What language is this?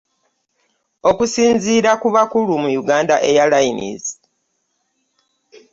Ganda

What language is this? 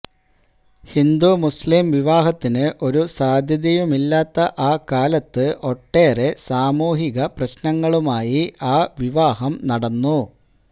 Malayalam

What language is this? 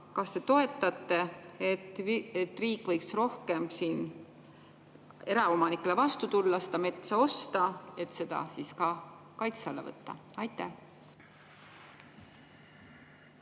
Estonian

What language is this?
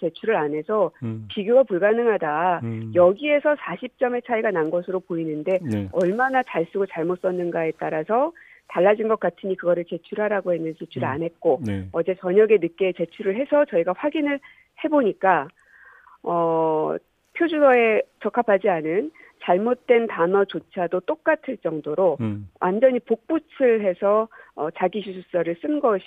Korean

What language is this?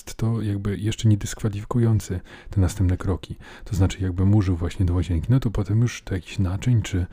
Polish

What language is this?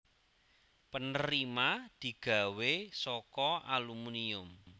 Javanese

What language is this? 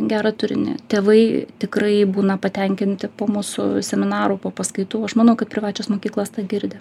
Lithuanian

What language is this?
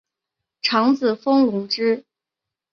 Chinese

